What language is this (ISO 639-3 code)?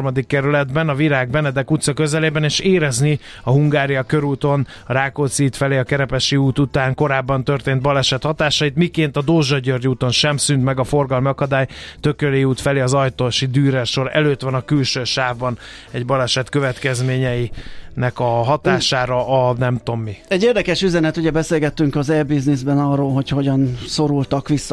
hun